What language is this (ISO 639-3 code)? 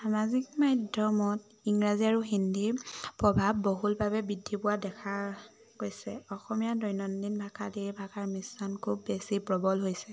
asm